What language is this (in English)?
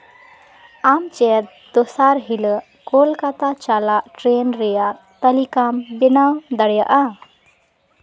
Santali